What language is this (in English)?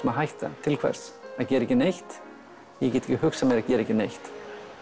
Icelandic